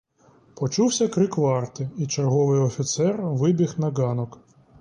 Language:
Ukrainian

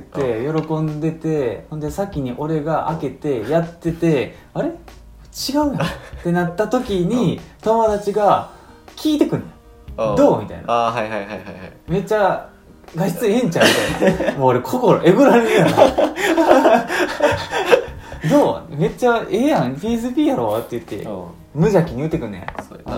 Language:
Japanese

